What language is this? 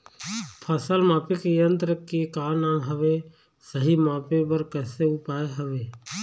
Chhattisgarhi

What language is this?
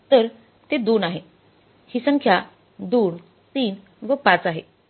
Marathi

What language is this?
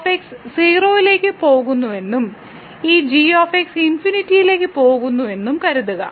Malayalam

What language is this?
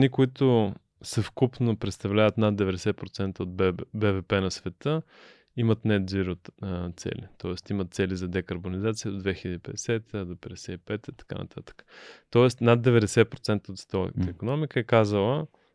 Bulgarian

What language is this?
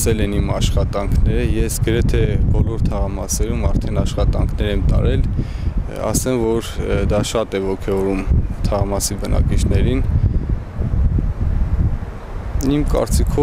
Romanian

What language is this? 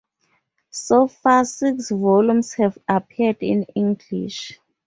English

